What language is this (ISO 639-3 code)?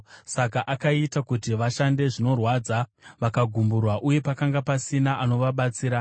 sna